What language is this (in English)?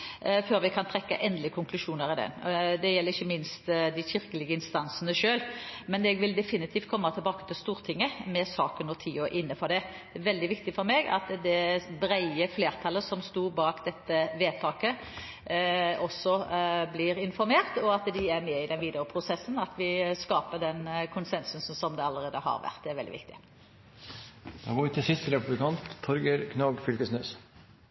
Norwegian